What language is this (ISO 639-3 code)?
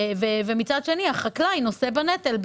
heb